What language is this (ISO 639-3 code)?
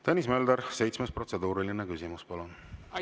est